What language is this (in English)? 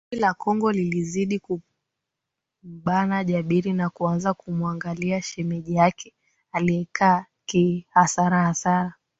Swahili